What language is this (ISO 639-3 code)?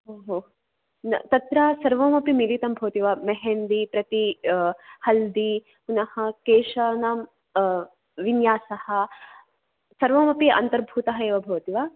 san